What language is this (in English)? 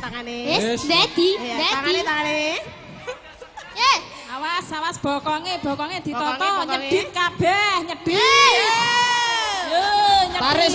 Indonesian